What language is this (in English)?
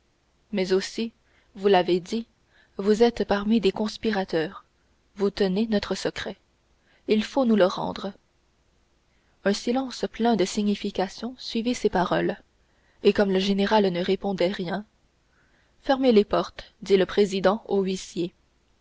French